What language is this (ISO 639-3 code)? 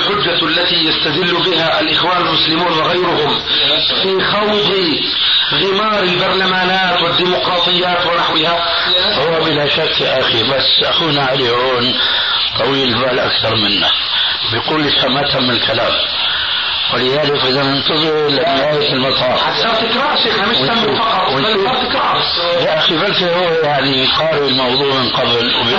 ara